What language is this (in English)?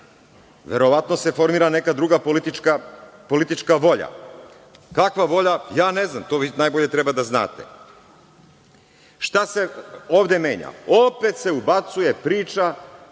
Serbian